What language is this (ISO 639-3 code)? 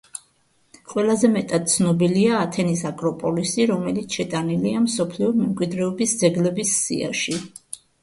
kat